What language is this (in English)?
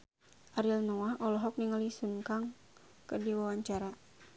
Sundanese